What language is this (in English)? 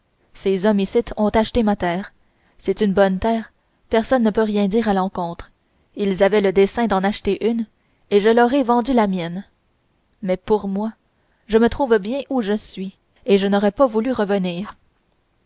French